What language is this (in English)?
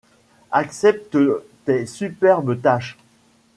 French